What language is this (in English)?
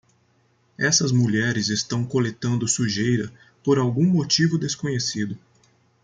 Portuguese